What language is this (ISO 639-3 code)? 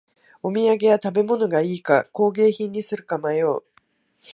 jpn